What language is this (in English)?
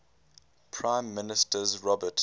English